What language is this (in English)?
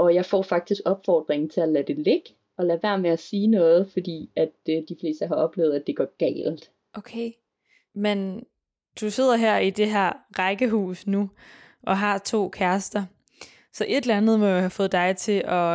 Danish